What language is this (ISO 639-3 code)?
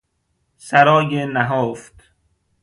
fas